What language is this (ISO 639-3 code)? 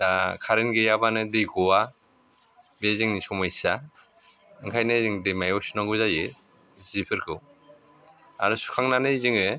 brx